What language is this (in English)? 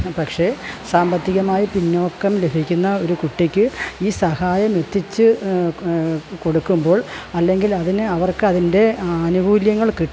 Malayalam